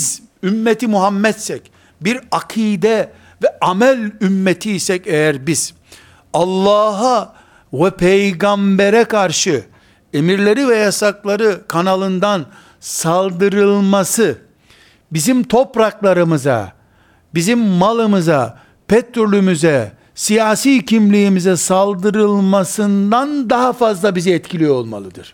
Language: Turkish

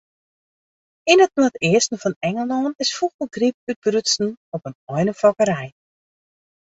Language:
Western Frisian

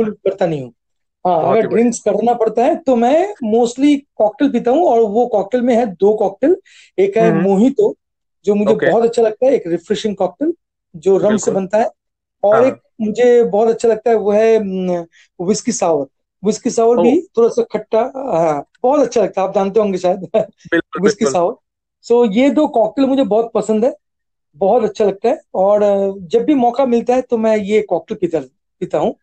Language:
Hindi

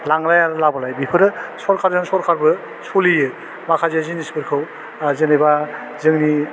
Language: Bodo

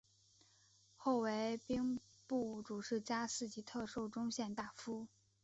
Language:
Chinese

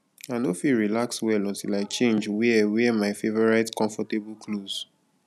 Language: Nigerian Pidgin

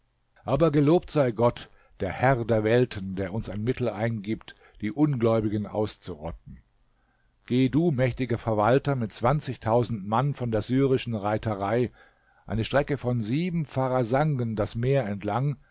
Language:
German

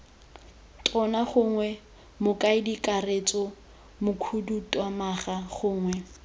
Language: Tswana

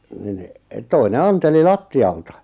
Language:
Finnish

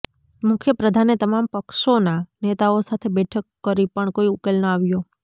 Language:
Gujarati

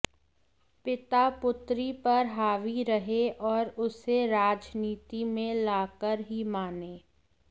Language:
Hindi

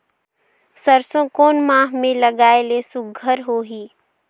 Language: Chhattisgarhi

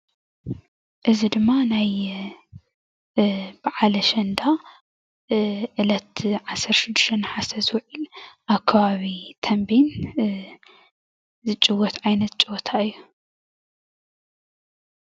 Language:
Tigrinya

